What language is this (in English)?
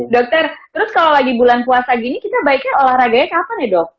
Indonesian